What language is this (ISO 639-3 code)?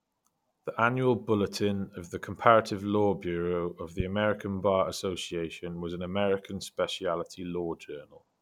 eng